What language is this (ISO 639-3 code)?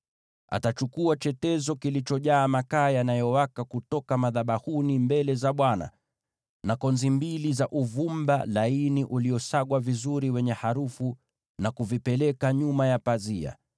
swa